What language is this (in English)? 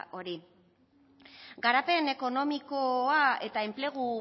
Basque